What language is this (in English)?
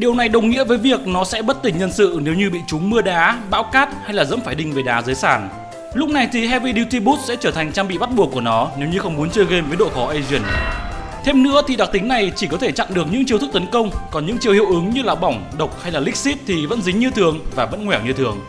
Vietnamese